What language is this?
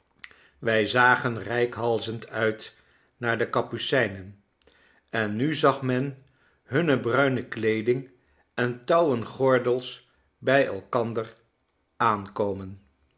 Dutch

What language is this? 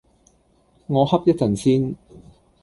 Cantonese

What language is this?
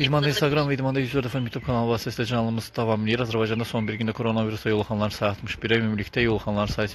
Turkish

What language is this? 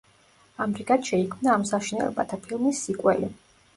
Georgian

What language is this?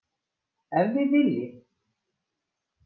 Icelandic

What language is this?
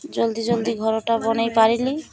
Odia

